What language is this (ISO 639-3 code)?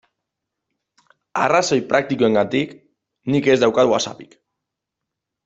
eus